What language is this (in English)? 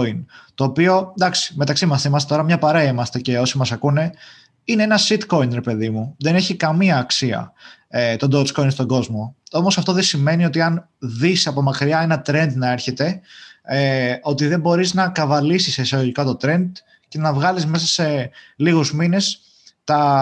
Greek